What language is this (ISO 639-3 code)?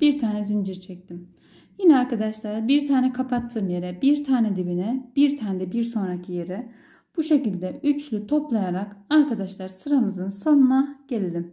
tur